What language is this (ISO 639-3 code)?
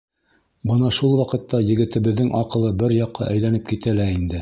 bak